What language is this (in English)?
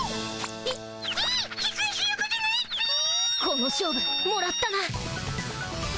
Japanese